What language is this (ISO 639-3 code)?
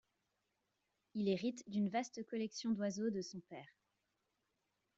fra